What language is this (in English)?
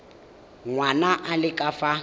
Tswana